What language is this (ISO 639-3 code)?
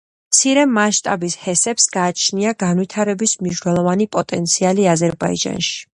kat